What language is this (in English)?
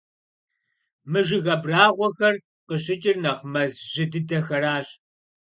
Kabardian